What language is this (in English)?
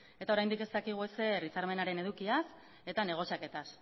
Basque